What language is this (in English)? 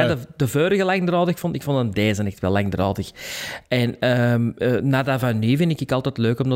Dutch